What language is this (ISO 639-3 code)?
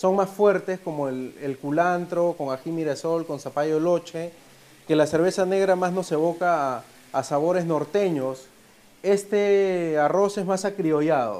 spa